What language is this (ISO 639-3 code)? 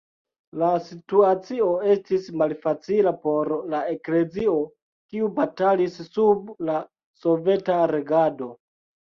epo